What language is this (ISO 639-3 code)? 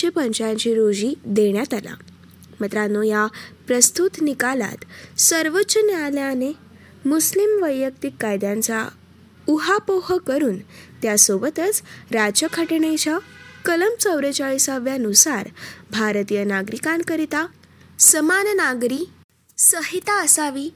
mar